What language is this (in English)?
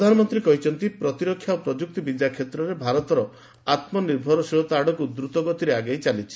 Odia